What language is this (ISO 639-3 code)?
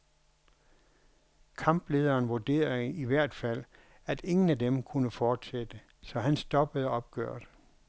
dan